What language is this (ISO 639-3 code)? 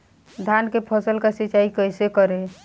bho